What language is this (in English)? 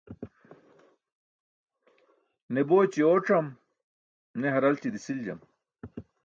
Burushaski